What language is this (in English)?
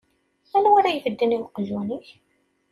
Kabyle